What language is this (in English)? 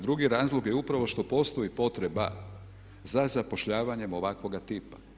Croatian